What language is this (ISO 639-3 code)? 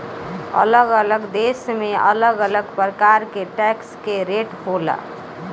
bho